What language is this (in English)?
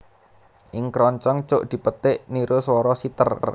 Javanese